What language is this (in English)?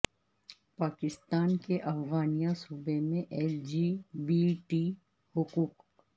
Urdu